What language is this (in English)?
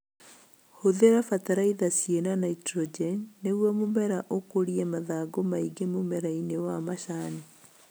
Kikuyu